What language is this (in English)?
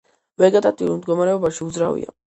Georgian